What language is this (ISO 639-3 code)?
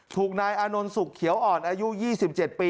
tha